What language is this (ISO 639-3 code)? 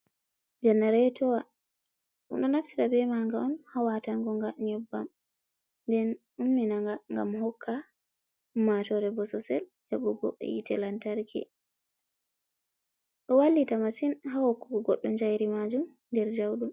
ful